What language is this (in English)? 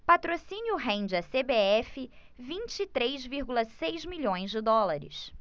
Portuguese